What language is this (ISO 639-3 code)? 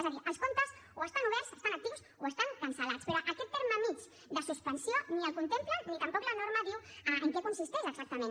cat